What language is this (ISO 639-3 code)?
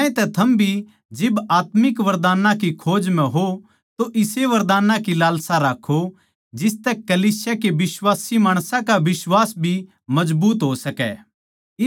bgc